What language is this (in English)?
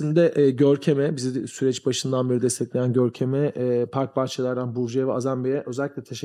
Turkish